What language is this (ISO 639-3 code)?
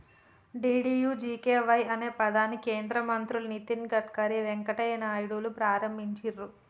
tel